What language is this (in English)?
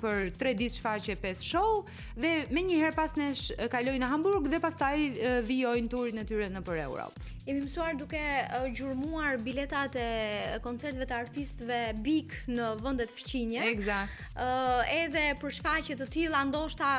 Romanian